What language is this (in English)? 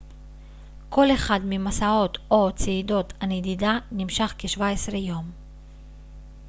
Hebrew